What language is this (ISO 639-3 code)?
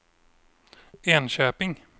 swe